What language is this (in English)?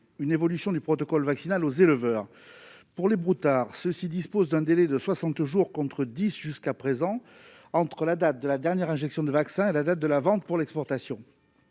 French